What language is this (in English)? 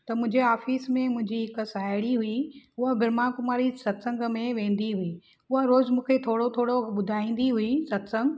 Sindhi